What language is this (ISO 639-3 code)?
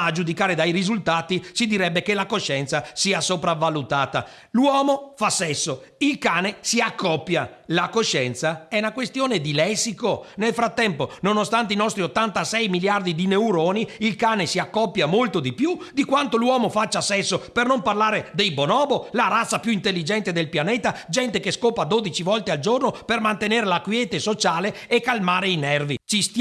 ita